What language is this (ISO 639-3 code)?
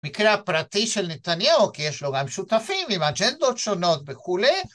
heb